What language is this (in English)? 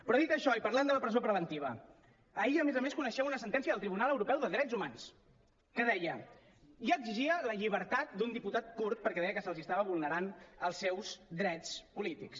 Catalan